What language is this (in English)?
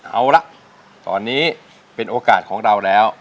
Thai